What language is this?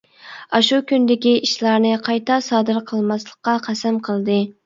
Uyghur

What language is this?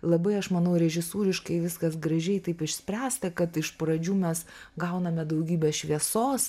Lithuanian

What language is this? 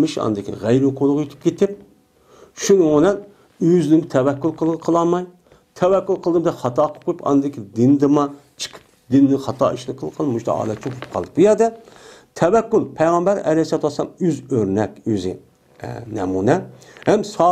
Turkish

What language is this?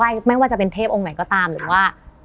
Thai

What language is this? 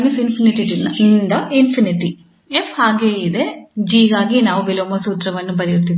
Kannada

